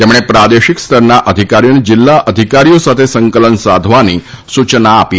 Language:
Gujarati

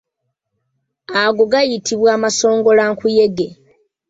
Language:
Ganda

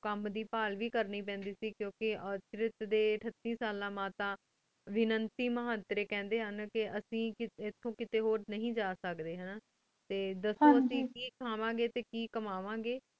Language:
Punjabi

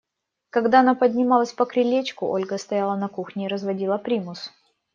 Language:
Russian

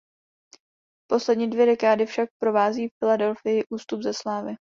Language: Czech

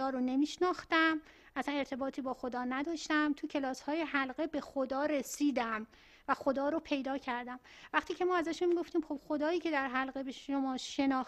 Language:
Persian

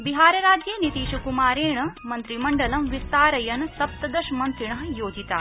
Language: Sanskrit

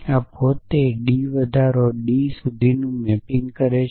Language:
Gujarati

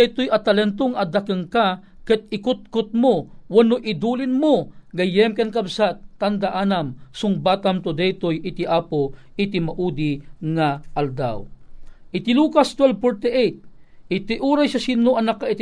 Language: Filipino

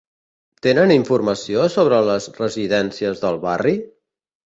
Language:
Catalan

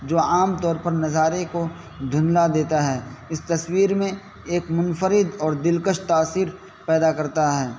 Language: Urdu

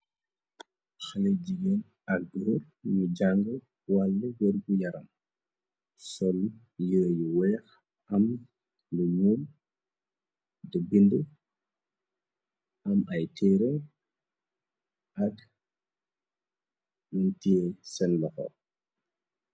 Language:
Wolof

